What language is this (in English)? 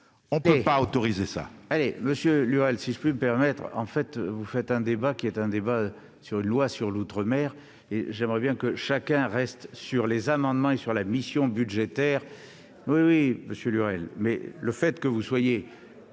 French